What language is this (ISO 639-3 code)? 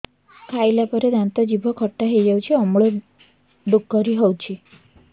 ori